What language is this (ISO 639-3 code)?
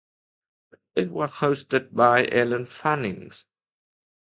eng